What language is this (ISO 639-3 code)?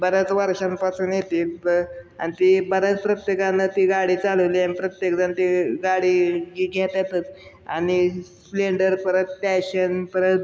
mar